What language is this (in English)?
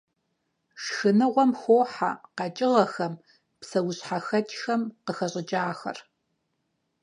Kabardian